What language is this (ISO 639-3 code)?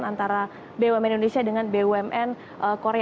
ind